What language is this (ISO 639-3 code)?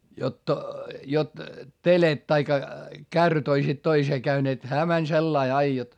fin